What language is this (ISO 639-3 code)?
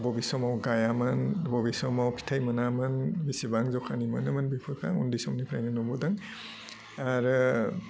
brx